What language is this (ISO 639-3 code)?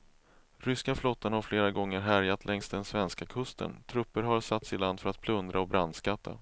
swe